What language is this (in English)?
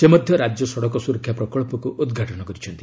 Odia